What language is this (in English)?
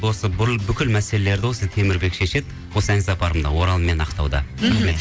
Kazakh